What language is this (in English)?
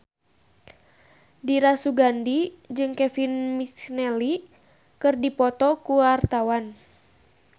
Sundanese